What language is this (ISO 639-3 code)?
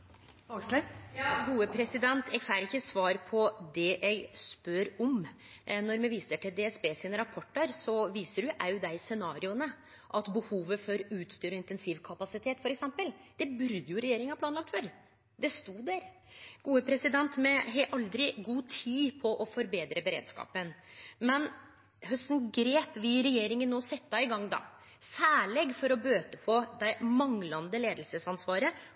nno